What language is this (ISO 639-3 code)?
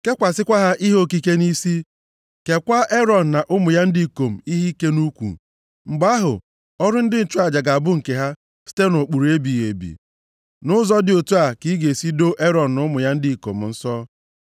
ibo